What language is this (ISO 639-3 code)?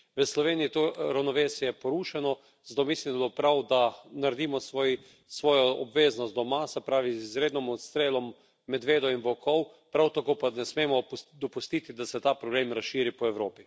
slv